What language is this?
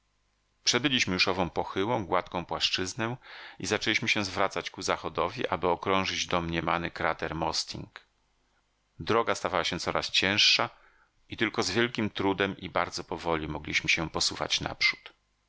Polish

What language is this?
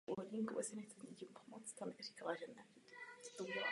Czech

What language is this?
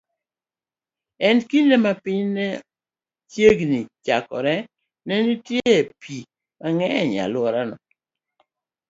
Luo (Kenya and Tanzania)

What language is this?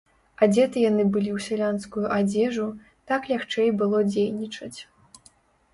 Belarusian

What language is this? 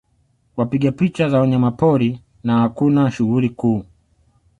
Swahili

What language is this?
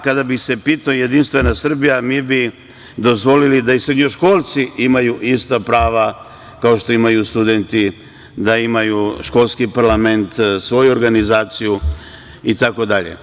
Serbian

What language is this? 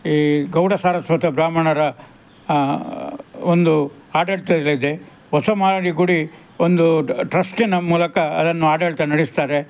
Kannada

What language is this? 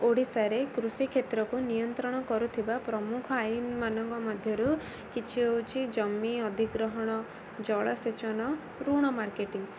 Odia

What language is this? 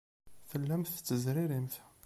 Kabyle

